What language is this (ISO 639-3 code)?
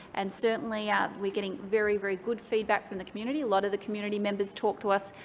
eng